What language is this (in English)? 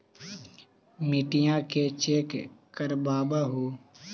Magahi